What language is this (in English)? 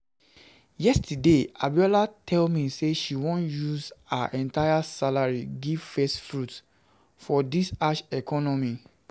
Nigerian Pidgin